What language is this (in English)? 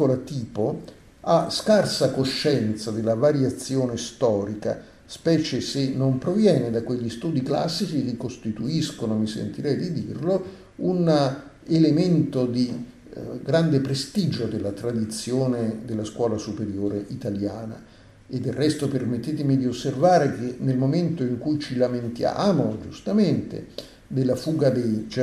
Italian